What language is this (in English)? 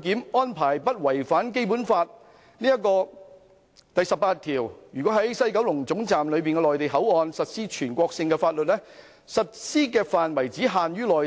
Cantonese